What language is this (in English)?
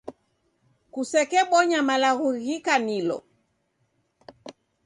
Taita